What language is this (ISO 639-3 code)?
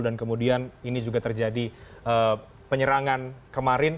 ind